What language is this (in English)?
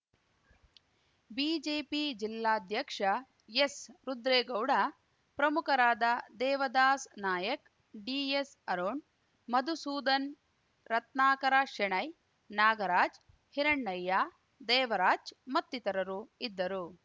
Kannada